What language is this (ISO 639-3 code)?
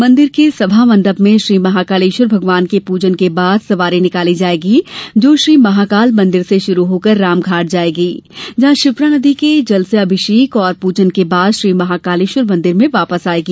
hin